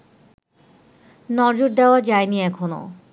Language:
Bangla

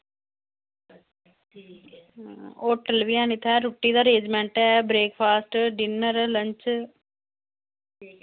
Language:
Dogri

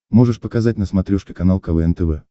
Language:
Russian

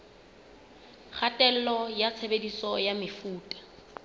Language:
Southern Sotho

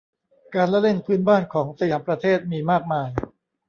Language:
Thai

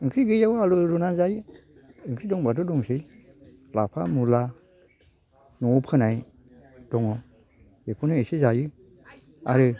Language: Bodo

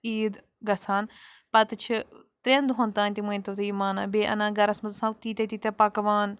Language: Kashmiri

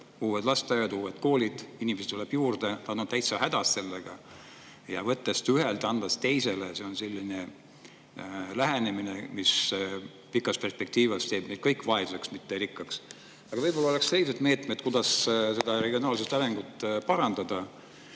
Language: Estonian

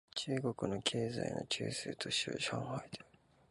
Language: Japanese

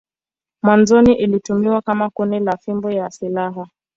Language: Swahili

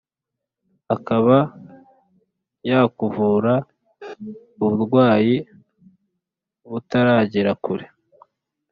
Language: Kinyarwanda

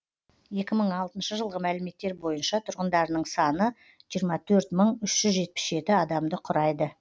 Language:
Kazakh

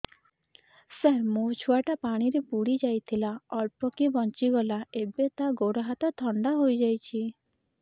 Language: Odia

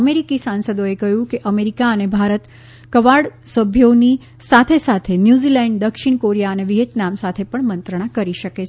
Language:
Gujarati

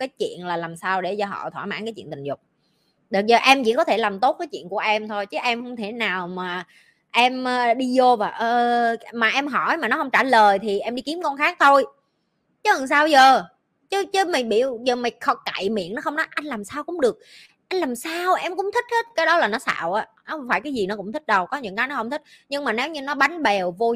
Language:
Vietnamese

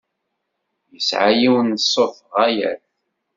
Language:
Kabyle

